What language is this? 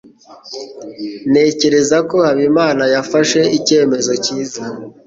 Kinyarwanda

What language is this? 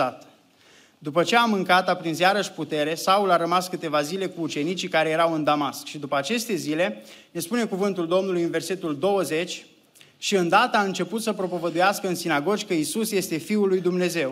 Romanian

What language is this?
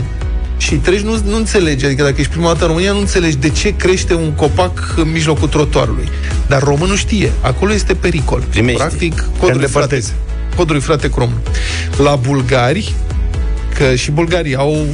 Romanian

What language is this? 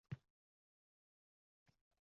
Uzbek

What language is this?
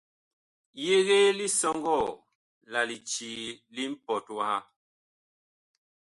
Bakoko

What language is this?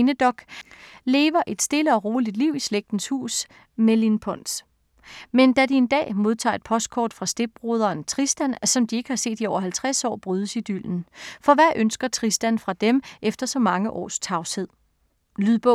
Danish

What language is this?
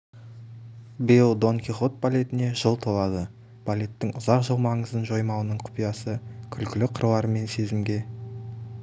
Kazakh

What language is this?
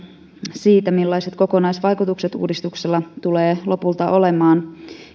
Finnish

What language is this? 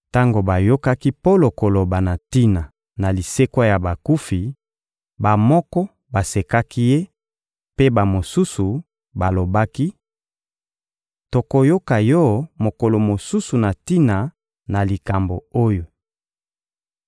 Lingala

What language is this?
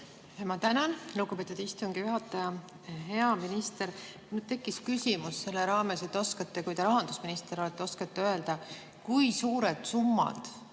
Estonian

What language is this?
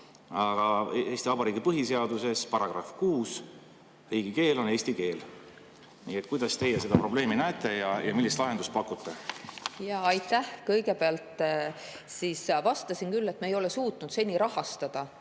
Estonian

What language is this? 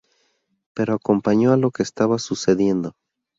Spanish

